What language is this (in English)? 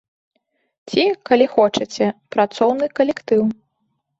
Belarusian